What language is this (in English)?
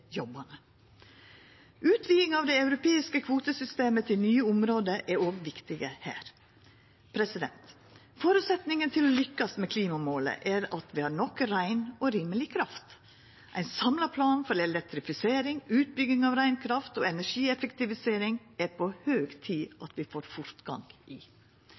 Norwegian Nynorsk